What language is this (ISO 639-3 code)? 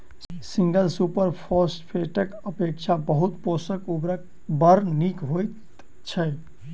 mai